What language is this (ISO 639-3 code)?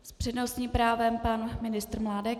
ces